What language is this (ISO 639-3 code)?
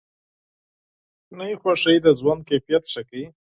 pus